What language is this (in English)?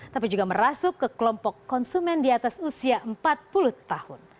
Indonesian